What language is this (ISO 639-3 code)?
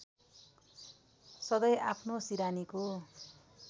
nep